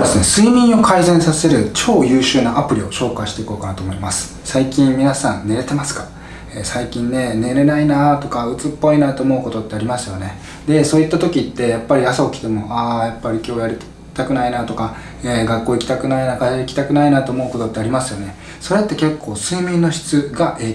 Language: Japanese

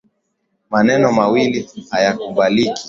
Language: Swahili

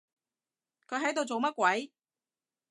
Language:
Cantonese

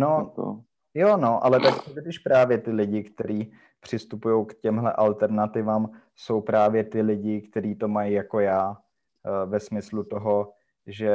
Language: Czech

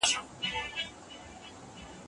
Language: Pashto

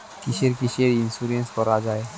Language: Bangla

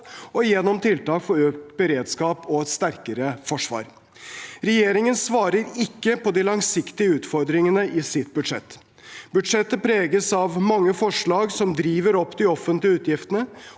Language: Norwegian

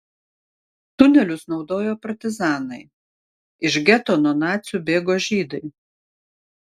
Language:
Lithuanian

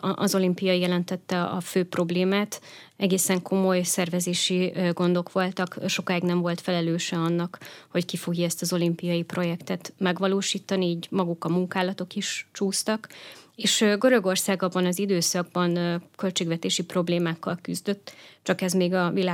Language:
Hungarian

